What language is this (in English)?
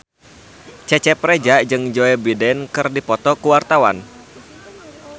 Sundanese